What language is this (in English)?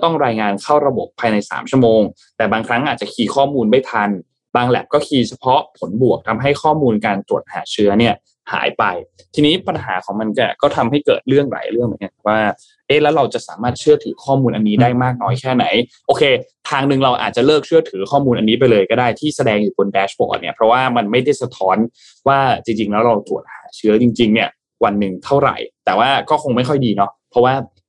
Thai